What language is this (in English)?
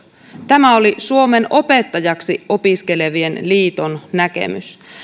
Finnish